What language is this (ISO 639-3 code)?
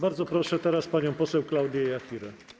pol